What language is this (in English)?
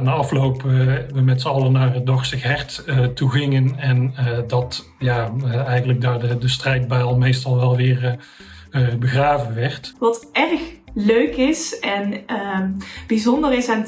Dutch